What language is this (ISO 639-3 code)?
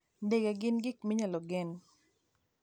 luo